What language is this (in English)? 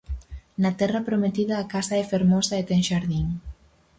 Galician